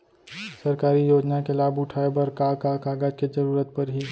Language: Chhattisgarhi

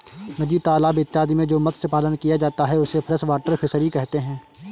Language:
Hindi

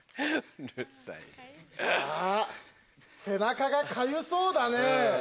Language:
Japanese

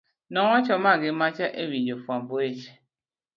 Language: Luo (Kenya and Tanzania)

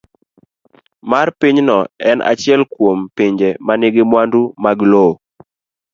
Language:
Luo (Kenya and Tanzania)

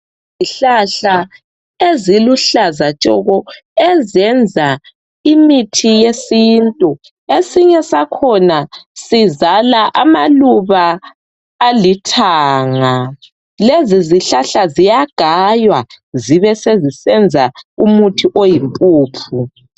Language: North Ndebele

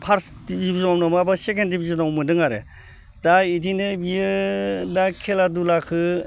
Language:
Bodo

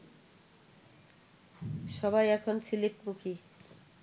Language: Bangla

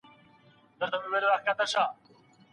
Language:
Pashto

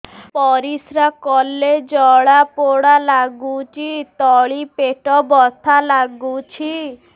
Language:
Odia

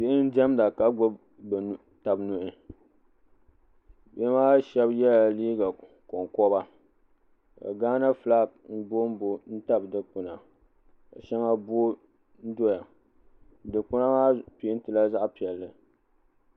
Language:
Dagbani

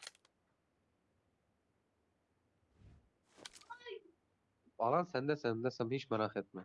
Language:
Turkish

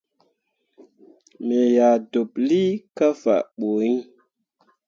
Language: Mundang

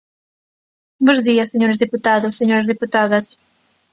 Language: Galician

